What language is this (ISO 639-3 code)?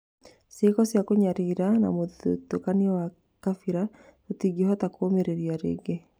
kik